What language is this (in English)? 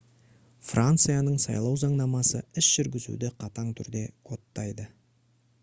Kazakh